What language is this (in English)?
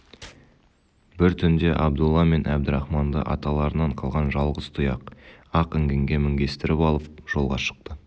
Kazakh